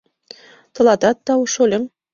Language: Mari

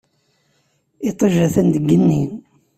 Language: Kabyle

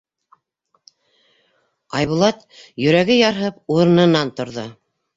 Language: Bashkir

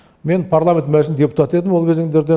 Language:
Kazakh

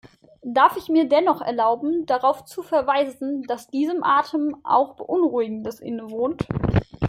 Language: German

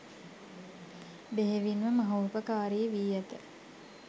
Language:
Sinhala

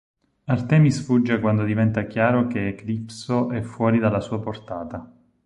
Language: Italian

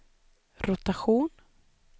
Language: Swedish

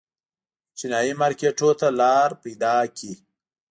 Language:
Pashto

